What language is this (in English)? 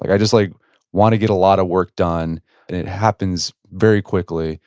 English